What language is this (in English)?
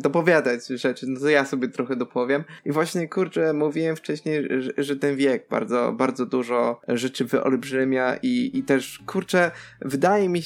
Polish